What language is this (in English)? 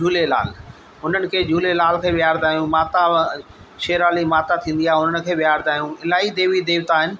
Sindhi